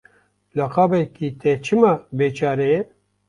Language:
Kurdish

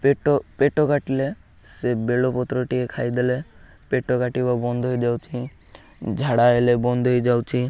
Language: Odia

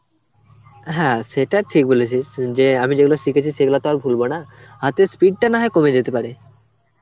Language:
Bangla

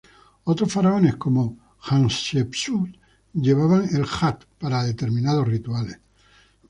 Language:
Spanish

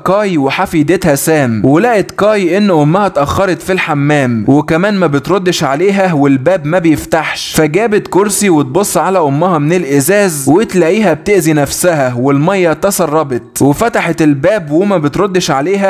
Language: Arabic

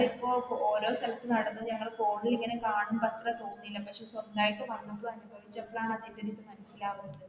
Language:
Malayalam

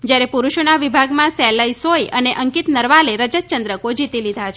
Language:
Gujarati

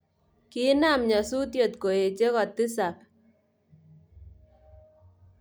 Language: Kalenjin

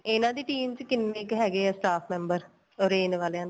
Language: Punjabi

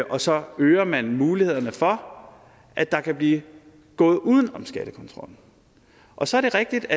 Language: Danish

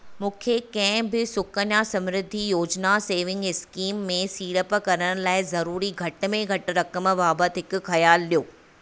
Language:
Sindhi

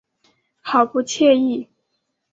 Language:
Chinese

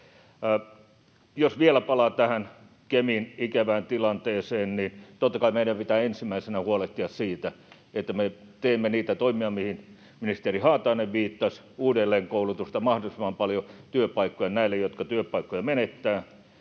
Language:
Finnish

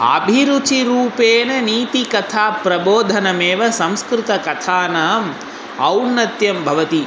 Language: Sanskrit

